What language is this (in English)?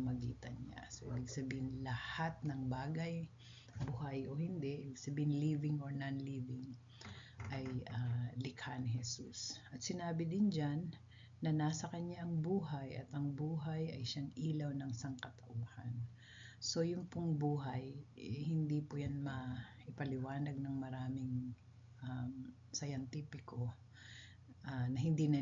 Filipino